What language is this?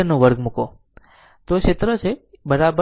Gujarati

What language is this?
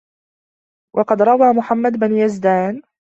Arabic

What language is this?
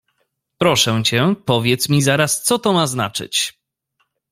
Polish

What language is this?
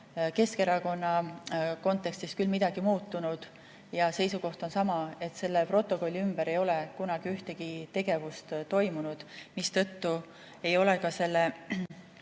Estonian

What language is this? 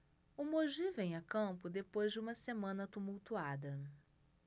Portuguese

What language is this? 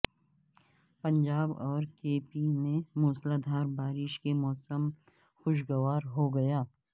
Urdu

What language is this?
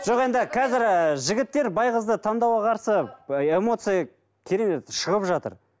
Kazakh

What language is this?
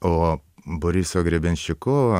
Lithuanian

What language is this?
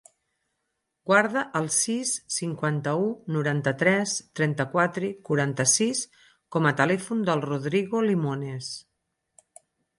Catalan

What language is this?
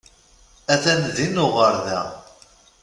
Kabyle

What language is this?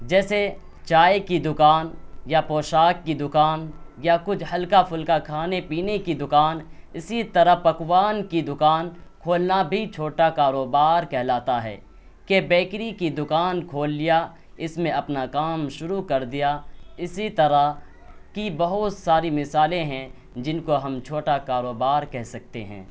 Urdu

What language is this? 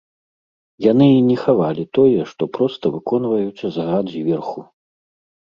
Belarusian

